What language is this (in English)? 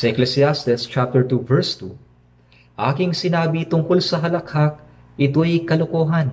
Filipino